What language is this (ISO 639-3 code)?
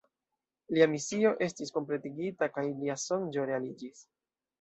epo